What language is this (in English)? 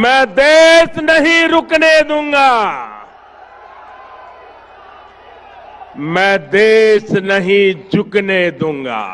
Hindi